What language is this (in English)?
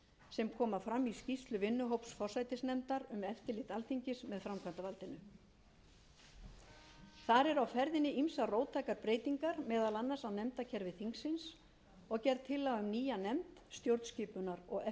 Icelandic